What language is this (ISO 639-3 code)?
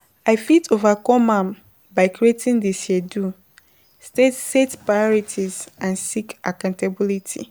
pcm